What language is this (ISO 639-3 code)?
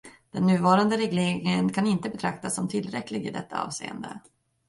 swe